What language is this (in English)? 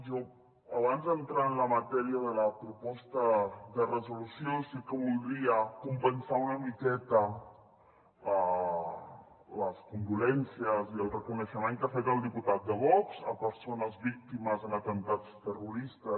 Catalan